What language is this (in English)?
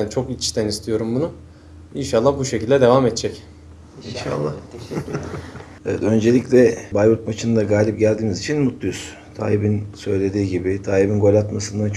Turkish